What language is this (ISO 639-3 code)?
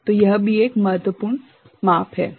hin